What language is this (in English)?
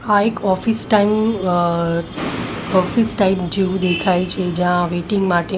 Gujarati